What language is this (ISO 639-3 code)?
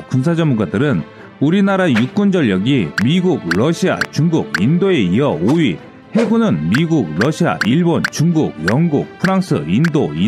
kor